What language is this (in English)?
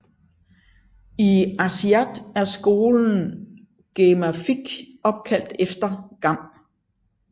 Danish